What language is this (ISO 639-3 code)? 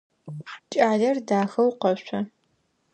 ady